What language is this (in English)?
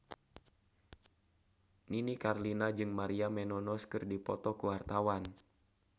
Sundanese